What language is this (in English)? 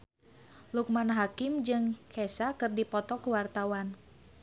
Sundanese